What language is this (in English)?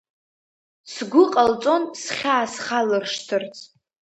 Abkhazian